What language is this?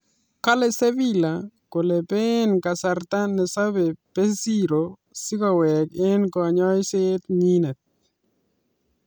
Kalenjin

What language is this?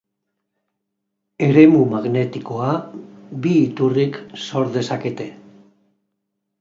Basque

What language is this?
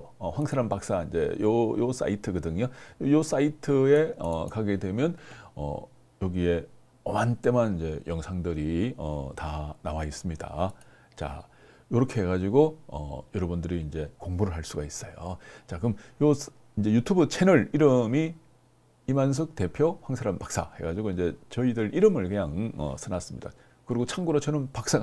Korean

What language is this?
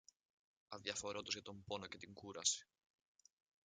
Greek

